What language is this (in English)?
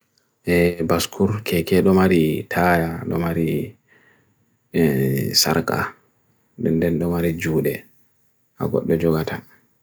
Bagirmi Fulfulde